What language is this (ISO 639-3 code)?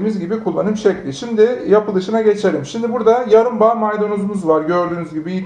tur